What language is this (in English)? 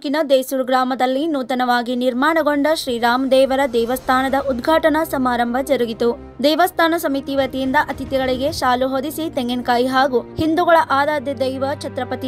Indonesian